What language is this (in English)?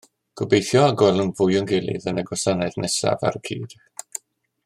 Welsh